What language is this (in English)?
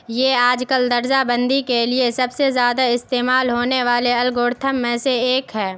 Urdu